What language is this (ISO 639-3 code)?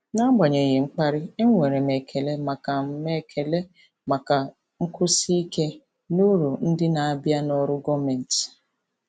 ibo